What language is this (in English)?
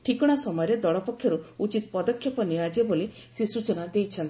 Odia